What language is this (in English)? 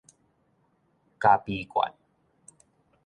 Min Nan Chinese